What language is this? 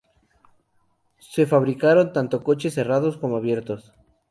Spanish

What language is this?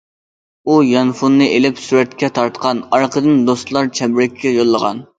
Uyghur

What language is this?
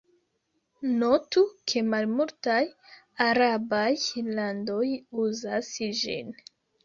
Esperanto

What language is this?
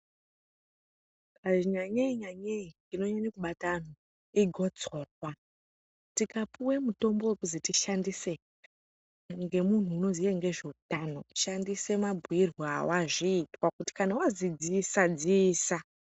Ndau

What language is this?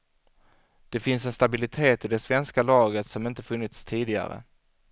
Swedish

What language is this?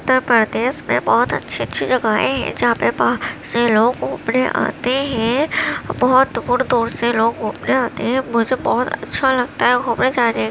Urdu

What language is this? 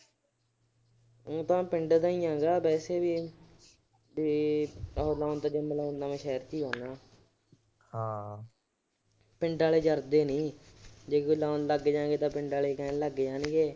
Punjabi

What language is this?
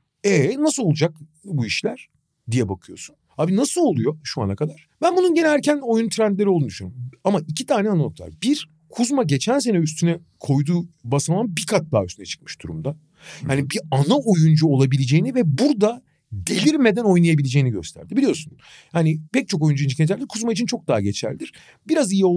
Turkish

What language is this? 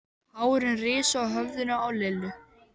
Icelandic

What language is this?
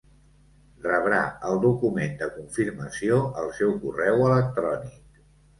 Catalan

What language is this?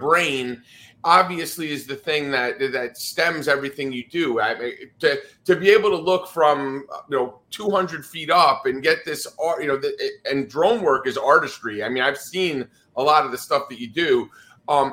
English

